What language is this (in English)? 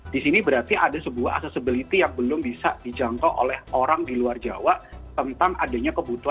Indonesian